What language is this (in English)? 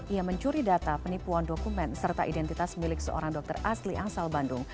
Indonesian